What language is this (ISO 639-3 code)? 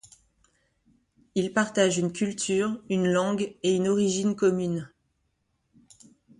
fra